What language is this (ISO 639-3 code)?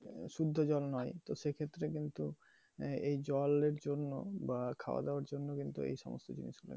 ben